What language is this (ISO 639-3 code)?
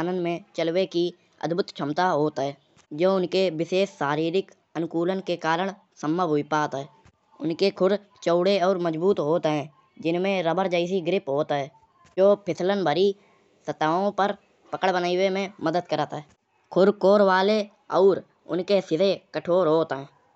bjj